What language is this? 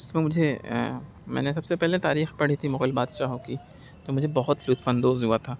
Urdu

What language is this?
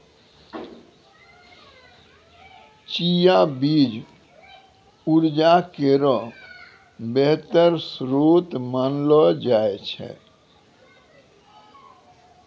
Maithili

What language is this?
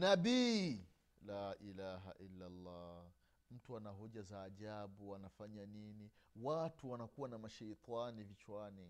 Swahili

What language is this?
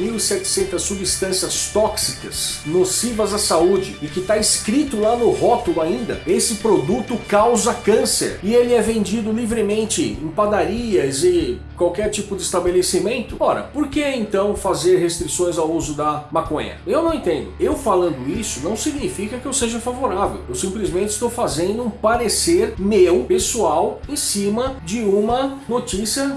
Portuguese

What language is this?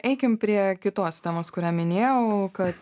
Lithuanian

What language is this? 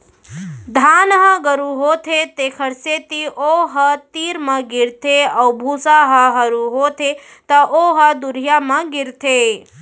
Chhattisgarhi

